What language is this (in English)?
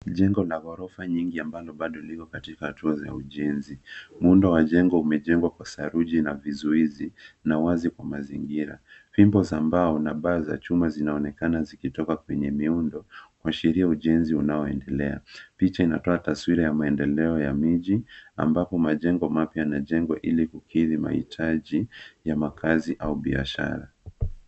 Swahili